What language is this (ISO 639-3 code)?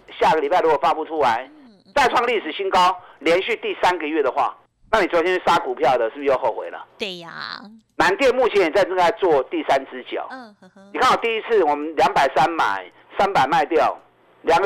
zho